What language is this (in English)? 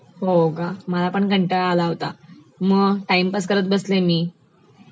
Marathi